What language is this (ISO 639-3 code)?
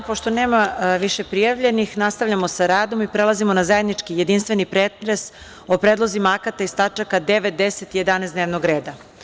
srp